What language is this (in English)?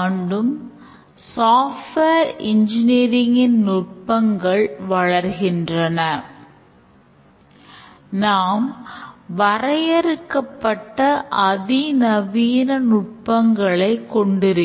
Tamil